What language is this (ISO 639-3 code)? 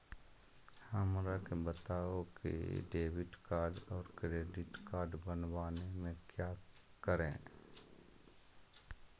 mag